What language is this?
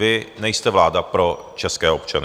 Czech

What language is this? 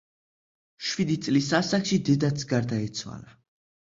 Georgian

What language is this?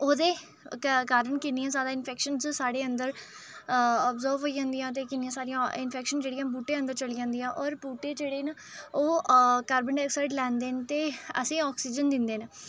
Dogri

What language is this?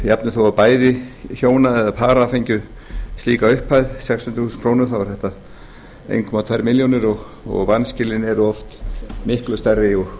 Icelandic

